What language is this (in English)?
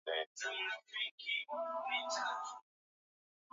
Swahili